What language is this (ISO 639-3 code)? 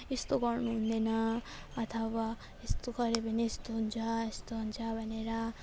nep